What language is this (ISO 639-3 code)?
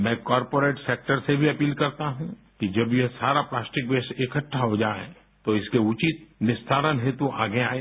hin